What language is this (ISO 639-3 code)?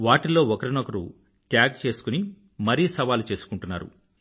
tel